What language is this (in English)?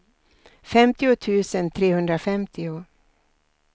Swedish